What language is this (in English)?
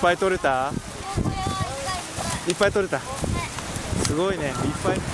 Japanese